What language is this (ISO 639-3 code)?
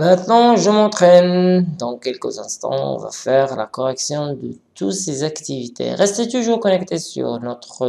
fra